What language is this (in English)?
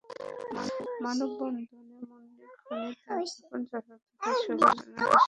Bangla